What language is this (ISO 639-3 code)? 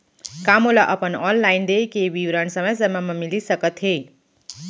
hne